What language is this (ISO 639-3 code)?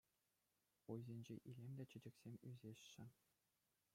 chv